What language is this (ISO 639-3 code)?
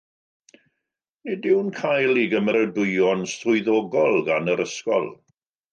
cym